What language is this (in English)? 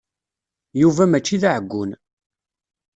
Kabyle